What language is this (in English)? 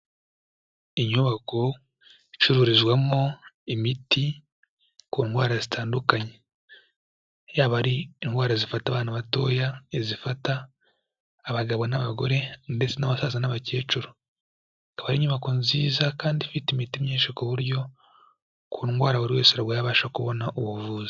Kinyarwanda